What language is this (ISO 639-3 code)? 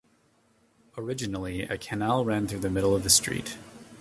eng